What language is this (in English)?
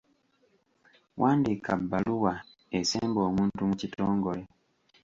Ganda